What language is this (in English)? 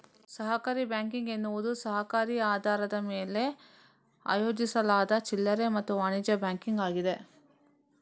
Kannada